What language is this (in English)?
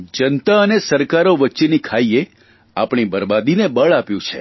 Gujarati